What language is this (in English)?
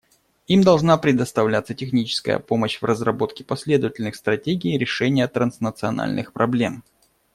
Russian